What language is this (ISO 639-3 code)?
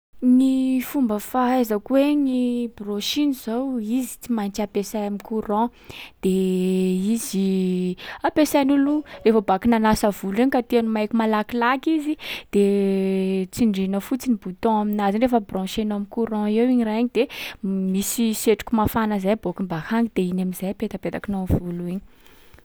skg